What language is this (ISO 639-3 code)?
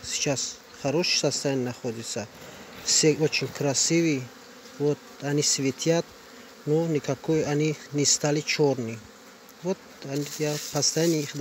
rus